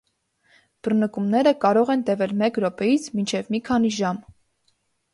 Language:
Armenian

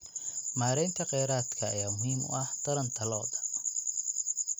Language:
Somali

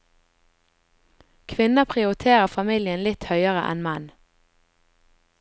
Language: Norwegian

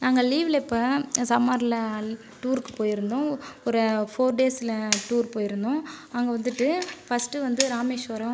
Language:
Tamil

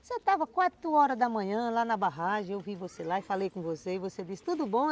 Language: Portuguese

